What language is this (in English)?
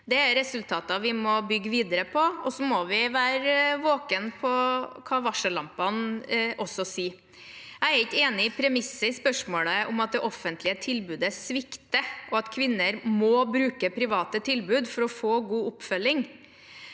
Norwegian